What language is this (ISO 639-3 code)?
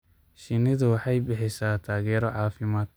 som